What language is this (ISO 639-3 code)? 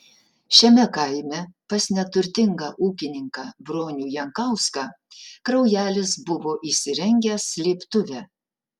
lit